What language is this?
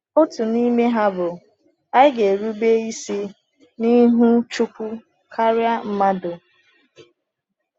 Igbo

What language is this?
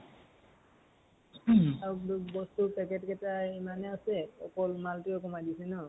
Assamese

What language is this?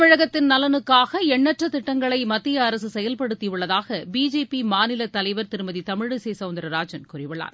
Tamil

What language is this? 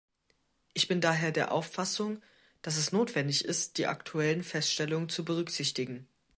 German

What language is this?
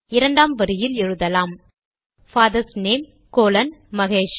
Tamil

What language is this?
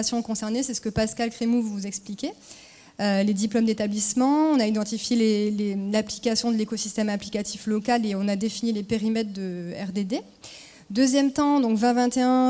French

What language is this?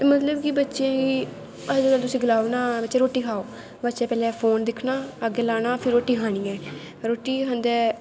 Dogri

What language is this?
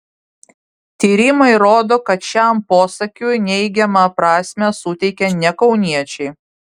Lithuanian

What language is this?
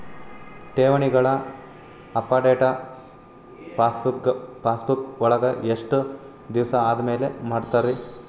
Kannada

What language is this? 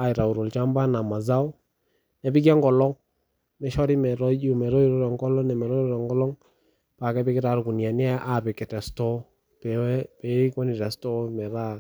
Masai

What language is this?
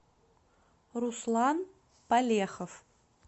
Russian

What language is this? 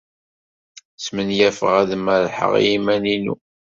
Kabyle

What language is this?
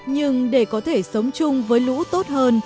Vietnamese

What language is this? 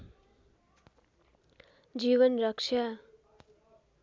Nepali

